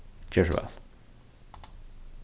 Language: Faroese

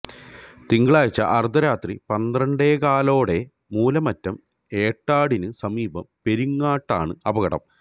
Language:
Malayalam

